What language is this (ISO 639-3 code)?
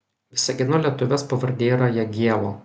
lit